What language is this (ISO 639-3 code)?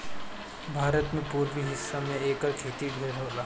bho